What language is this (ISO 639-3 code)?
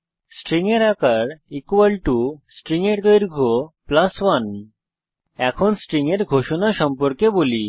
ben